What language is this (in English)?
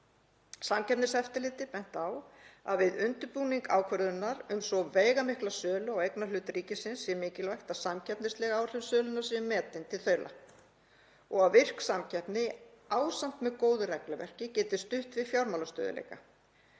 Icelandic